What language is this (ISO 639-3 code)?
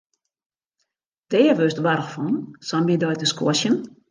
fry